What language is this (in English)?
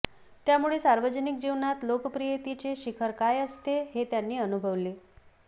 Marathi